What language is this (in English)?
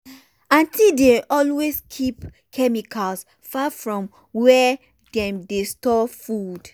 Nigerian Pidgin